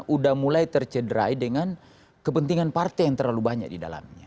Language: Indonesian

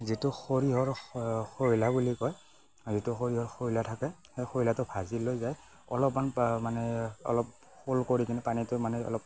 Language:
Assamese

